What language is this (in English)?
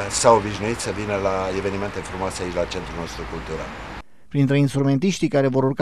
Romanian